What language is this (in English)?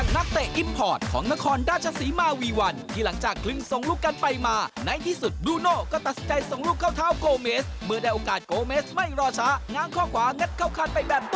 Thai